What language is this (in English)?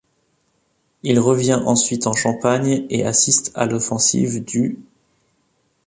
French